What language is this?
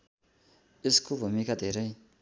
Nepali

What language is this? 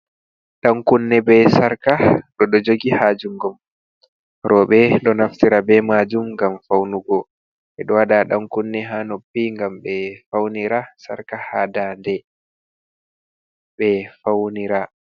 Fula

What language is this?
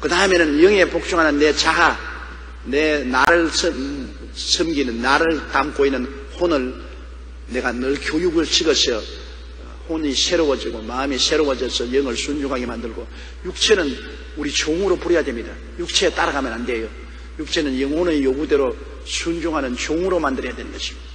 Korean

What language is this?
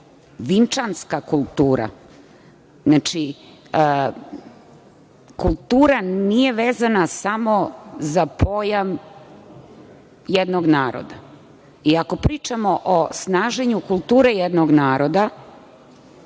Serbian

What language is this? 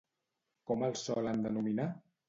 Catalan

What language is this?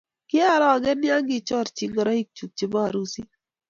Kalenjin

